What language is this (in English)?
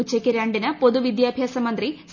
Malayalam